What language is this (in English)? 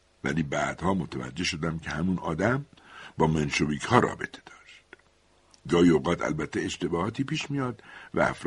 Persian